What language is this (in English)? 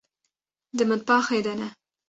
Kurdish